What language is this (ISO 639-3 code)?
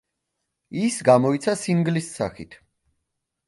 kat